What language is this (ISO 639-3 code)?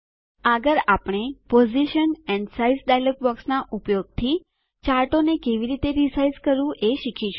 guj